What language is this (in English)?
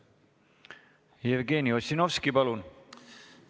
Estonian